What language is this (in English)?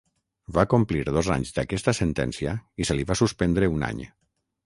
Catalan